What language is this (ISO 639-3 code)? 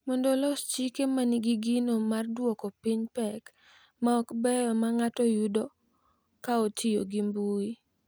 luo